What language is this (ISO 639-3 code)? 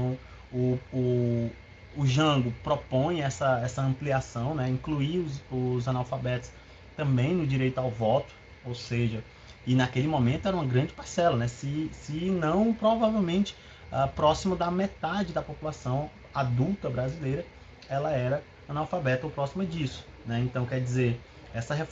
por